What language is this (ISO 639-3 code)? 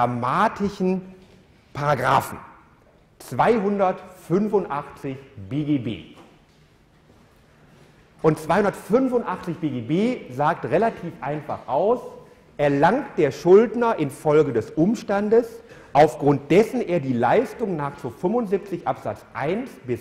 deu